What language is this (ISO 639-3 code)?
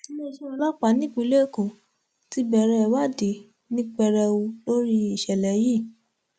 yor